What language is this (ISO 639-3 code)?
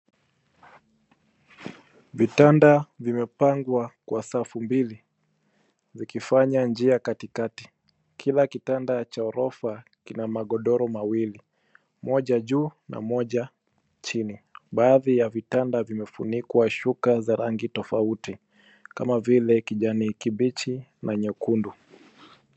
swa